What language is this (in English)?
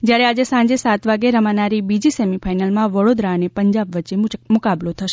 Gujarati